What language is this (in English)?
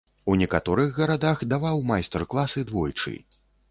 Belarusian